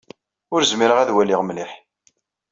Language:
Kabyle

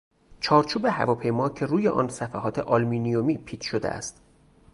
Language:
Persian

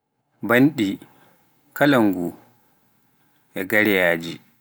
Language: Pular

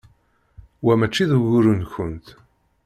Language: Kabyle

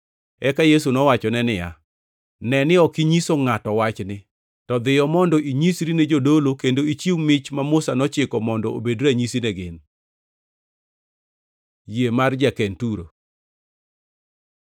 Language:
Luo (Kenya and Tanzania)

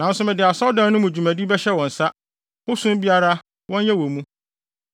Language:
Akan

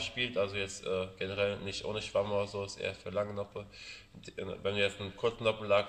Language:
German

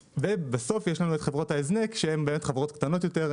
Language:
Hebrew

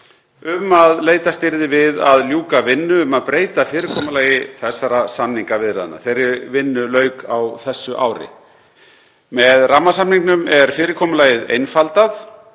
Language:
Icelandic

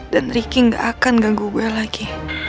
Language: Indonesian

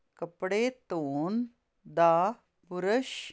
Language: Punjabi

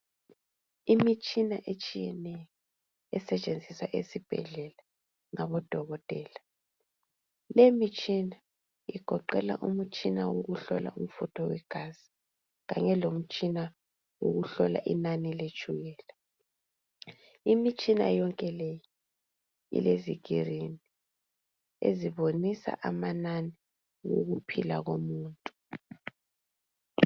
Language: North Ndebele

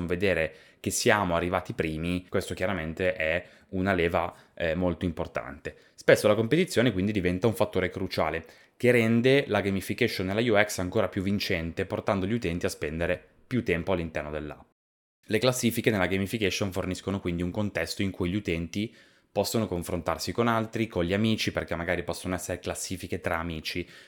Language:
Italian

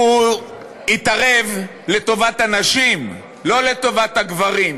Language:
Hebrew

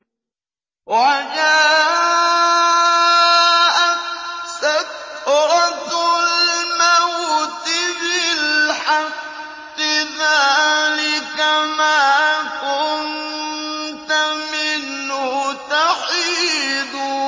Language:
Arabic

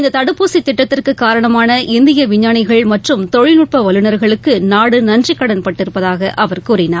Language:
Tamil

